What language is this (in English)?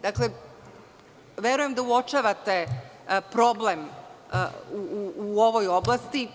Serbian